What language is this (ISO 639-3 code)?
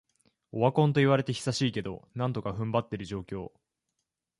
jpn